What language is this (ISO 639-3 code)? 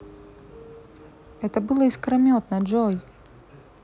rus